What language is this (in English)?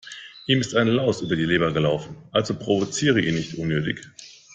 German